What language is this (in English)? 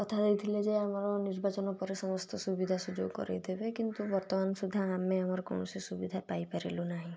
Odia